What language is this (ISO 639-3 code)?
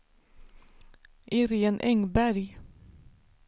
swe